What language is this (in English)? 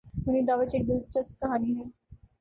Urdu